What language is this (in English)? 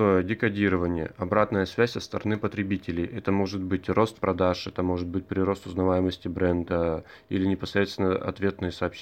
Russian